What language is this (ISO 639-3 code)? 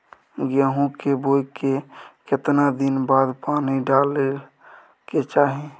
mai